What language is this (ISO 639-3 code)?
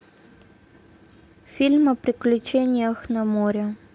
rus